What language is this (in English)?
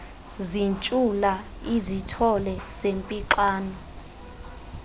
Xhosa